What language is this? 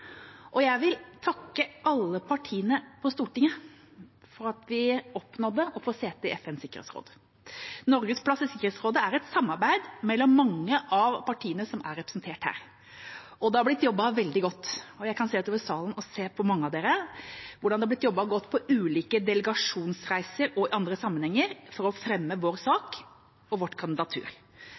Norwegian Bokmål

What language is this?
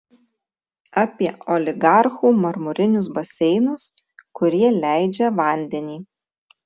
Lithuanian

